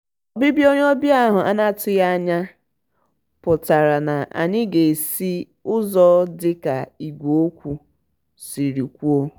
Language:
Igbo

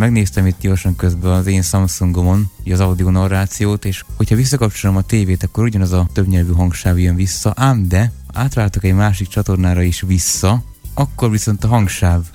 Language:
Hungarian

